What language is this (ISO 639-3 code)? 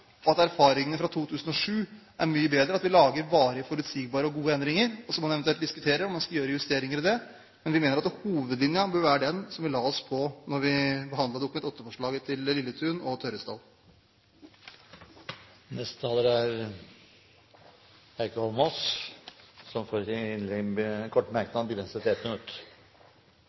nob